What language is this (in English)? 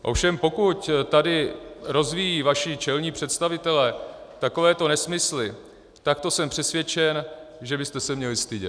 Czech